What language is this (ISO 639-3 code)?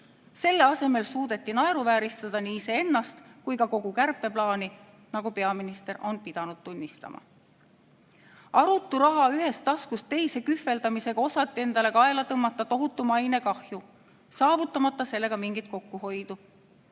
est